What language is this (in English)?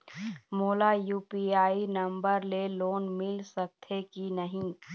Chhattisgarhi